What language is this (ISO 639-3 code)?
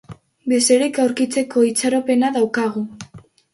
eus